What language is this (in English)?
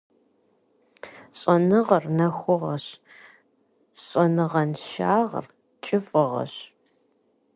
Kabardian